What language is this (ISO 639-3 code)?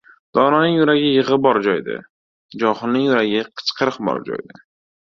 uzb